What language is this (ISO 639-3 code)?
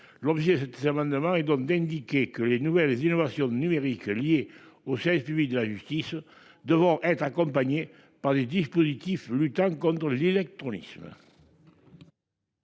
fra